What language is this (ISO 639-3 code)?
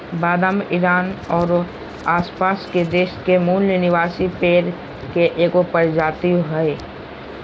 mag